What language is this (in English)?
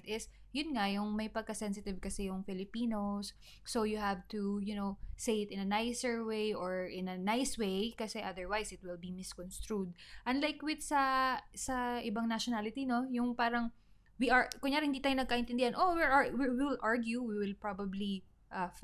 Filipino